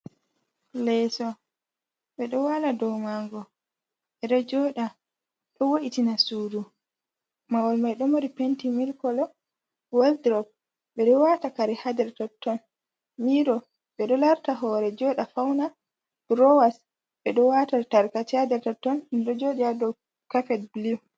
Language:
Fula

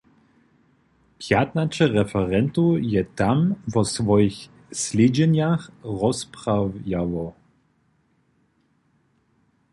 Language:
Upper Sorbian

